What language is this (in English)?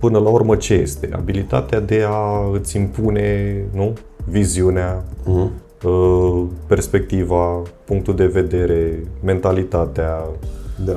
Romanian